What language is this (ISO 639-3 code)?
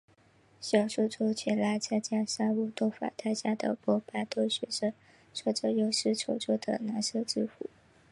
zho